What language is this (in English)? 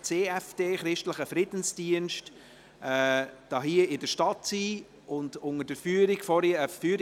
Swiss German